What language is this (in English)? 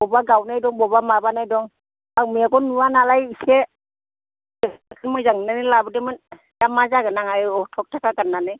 Bodo